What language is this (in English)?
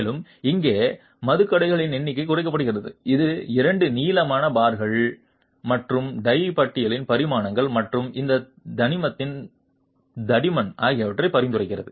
Tamil